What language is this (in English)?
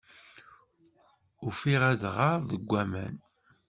Kabyle